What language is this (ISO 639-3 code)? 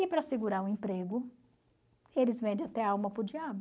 por